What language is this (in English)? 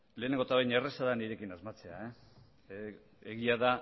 Basque